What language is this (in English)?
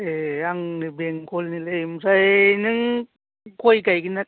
Bodo